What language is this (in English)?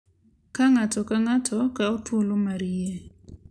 Luo (Kenya and Tanzania)